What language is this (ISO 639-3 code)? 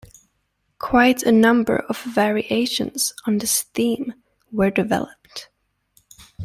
eng